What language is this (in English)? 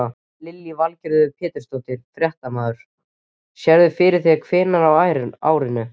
Icelandic